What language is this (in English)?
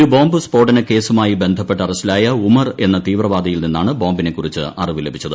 Malayalam